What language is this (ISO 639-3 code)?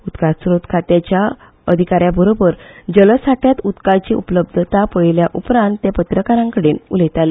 kok